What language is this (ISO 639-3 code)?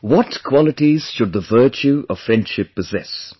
eng